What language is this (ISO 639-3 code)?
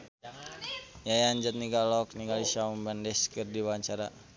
sun